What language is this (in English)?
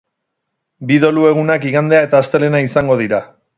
Basque